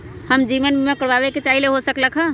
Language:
Magahi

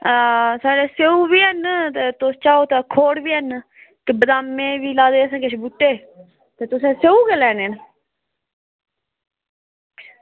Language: Dogri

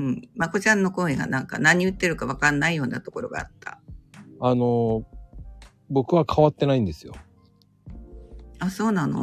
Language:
Japanese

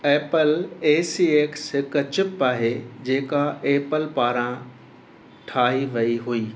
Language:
Sindhi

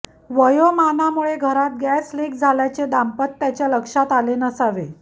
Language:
Marathi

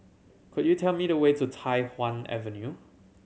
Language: English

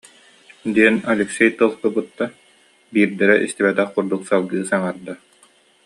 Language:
Yakut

